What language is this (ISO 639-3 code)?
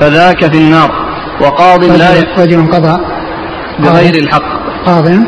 ara